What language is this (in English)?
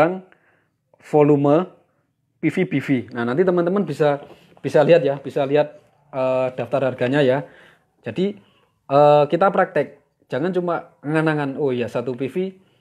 Indonesian